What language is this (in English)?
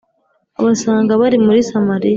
Kinyarwanda